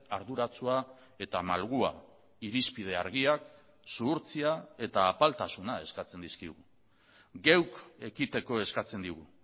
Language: Basque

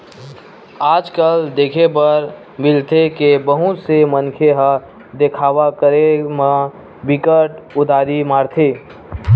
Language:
Chhattisgarhi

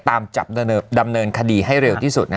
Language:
Thai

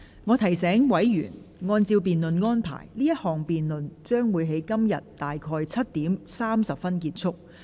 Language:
Cantonese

